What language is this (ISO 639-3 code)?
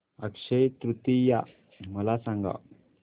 mar